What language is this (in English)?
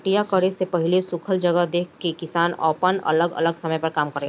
Bhojpuri